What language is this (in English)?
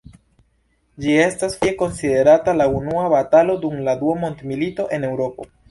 Esperanto